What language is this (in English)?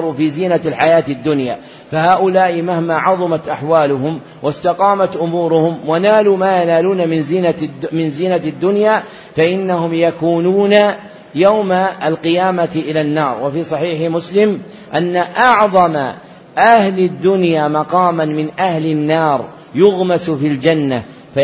Arabic